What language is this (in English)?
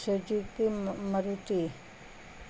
Urdu